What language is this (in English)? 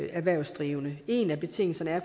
Danish